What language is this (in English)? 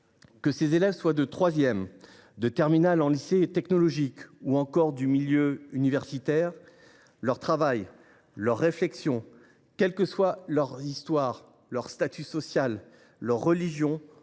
French